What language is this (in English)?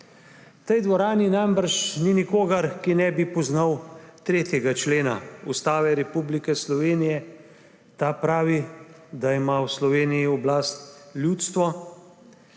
Slovenian